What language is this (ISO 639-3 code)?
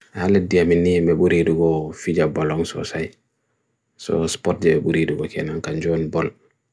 fui